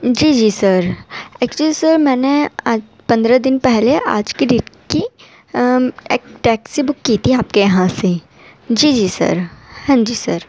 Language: Urdu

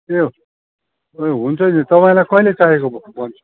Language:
Nepali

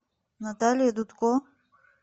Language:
Russian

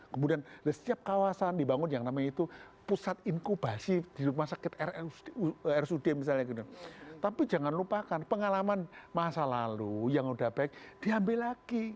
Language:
Indonesian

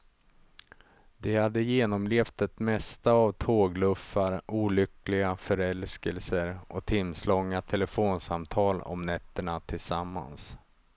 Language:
Swedish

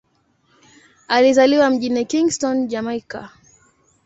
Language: Swahili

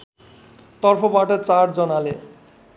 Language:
Nepali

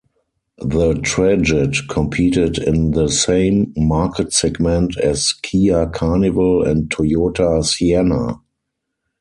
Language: English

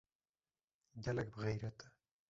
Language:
Kurdish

